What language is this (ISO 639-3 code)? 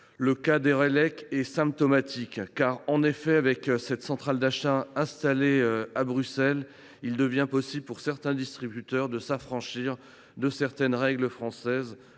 fra